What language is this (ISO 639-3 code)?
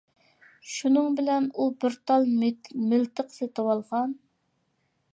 uig